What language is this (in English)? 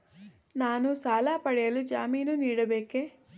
Kannada